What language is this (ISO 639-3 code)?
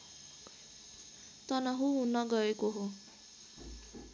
nep